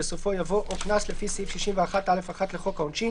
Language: Hebrew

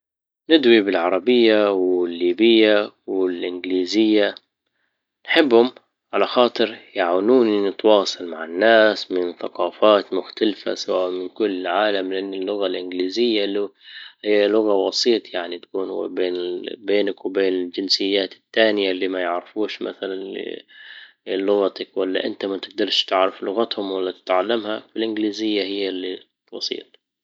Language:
Libyan Arabic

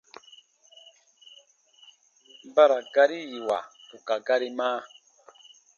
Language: Baatonum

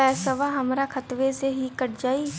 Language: Bhojpuri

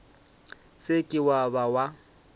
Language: Northern Sotho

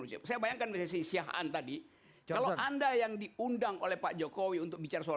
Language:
Indonesian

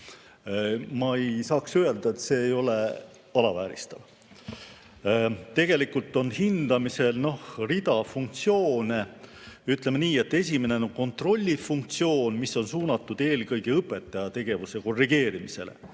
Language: Estonian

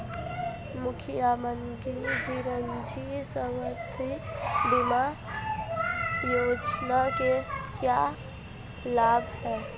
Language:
Hindi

